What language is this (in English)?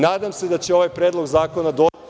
Serbian